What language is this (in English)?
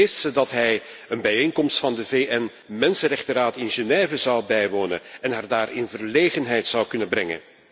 Dutch